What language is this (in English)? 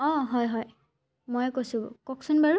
Assamese